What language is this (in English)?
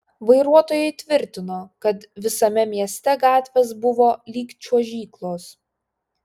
Lithuanian